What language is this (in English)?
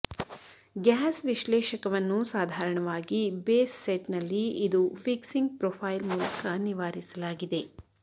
Kannada